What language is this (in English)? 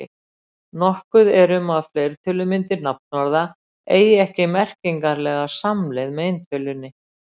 Icelandic